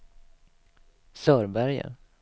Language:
Swedish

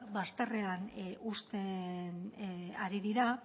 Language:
Basque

